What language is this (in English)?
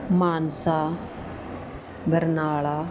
Punjabi